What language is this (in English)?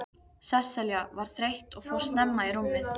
Icelandic